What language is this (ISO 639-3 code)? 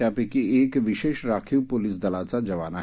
mar